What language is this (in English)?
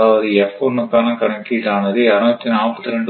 Tamil